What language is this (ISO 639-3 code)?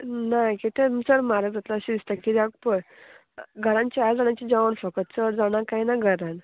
kok